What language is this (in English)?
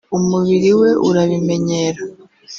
Kinyarwanda